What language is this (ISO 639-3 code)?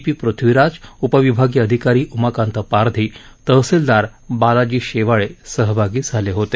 mar